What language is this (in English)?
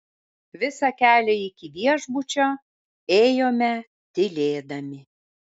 Lithuanian